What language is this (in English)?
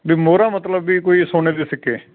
Punjabi